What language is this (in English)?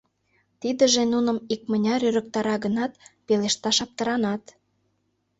Mari